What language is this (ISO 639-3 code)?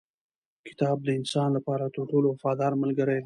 pus